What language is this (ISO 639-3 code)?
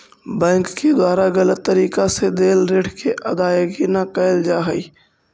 mag